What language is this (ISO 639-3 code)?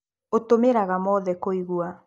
kik